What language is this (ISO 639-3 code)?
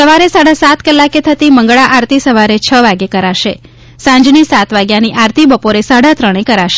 guj